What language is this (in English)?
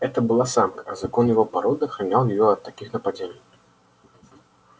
Russian